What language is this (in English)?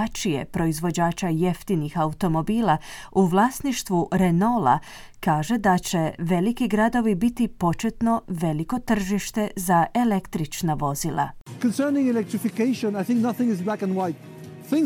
Croatian